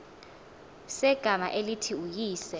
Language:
Xhosa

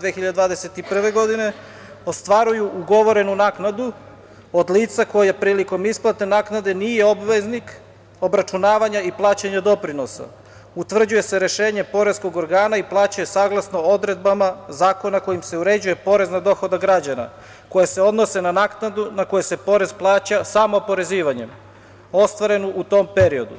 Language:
Serbian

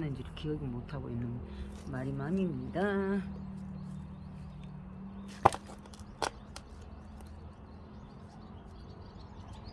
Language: Korean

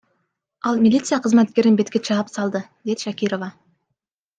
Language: Kyrgyz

